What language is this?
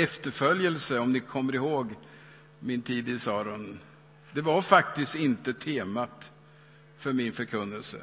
Swedish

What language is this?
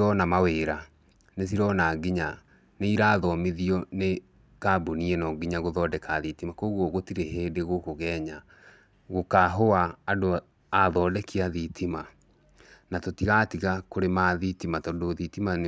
Kikuyu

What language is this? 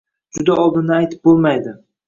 Uzbek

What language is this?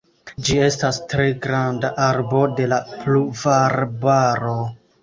Esperanto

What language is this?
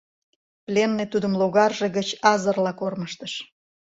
Mari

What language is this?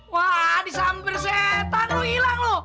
Indonesian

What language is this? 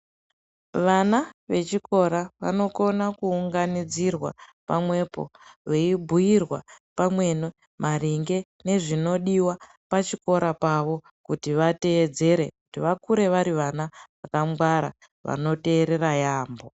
Ndau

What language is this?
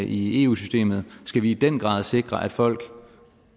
Danish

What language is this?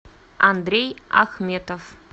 Russian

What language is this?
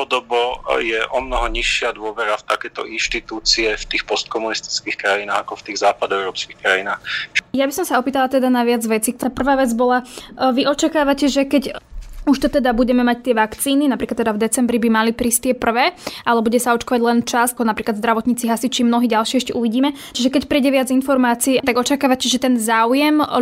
Slovak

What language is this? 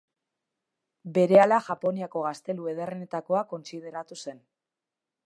Basque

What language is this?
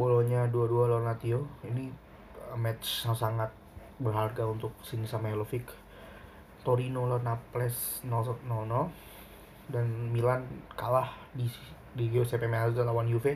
Indonesian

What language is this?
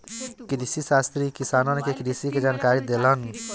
Bhojpuri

